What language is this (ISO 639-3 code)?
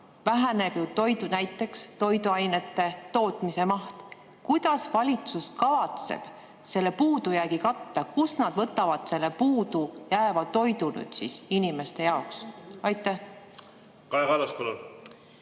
est